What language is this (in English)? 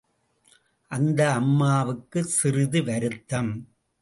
Tamil